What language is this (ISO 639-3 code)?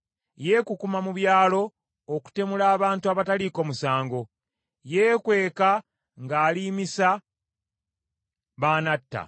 lug